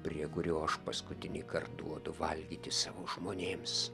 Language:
Lithuanian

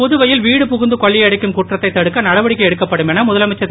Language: Tamil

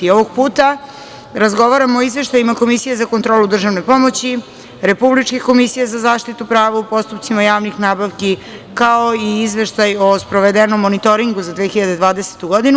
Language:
Serbian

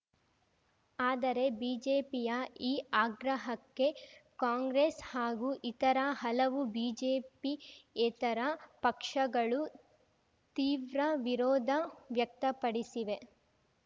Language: Kannada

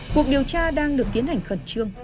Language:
Vietnamese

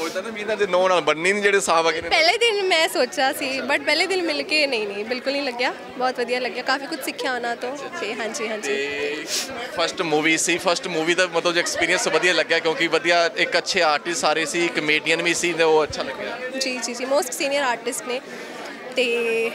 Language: Punjabi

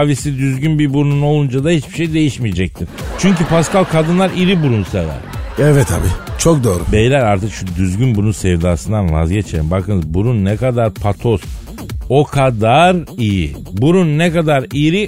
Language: Turkish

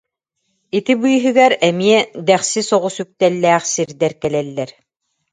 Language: Yakut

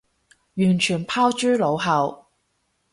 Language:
Cantonese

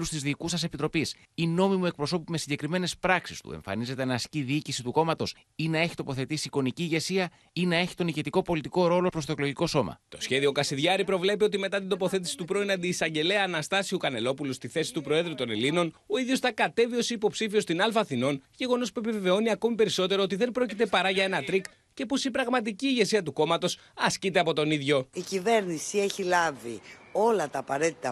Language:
Greek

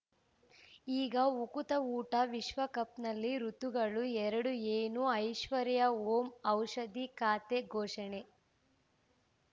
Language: Kannada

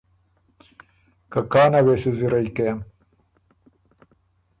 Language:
Ormuri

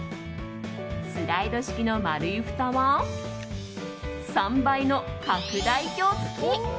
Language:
Japanese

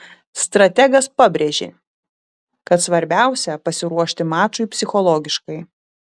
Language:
Lithuanian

